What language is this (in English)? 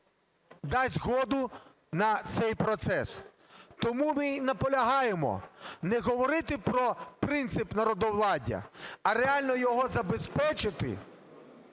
Ukrainian